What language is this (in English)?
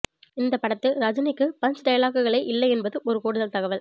Tamil